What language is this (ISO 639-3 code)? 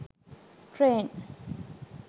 sin